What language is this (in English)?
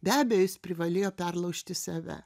Lithuanian